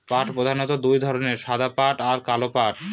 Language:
Bangla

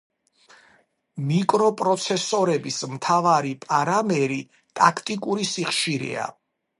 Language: Georgian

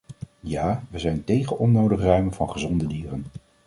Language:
Dutch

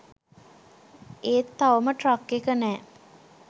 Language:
Sinhala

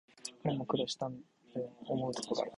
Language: Japanese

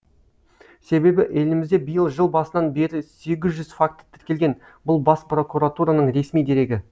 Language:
Kazakh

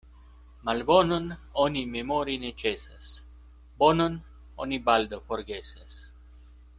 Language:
Esperanto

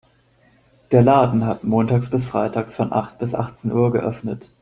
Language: German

